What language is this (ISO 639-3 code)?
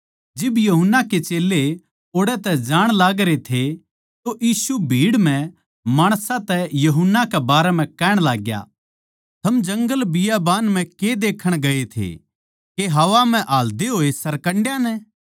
bgc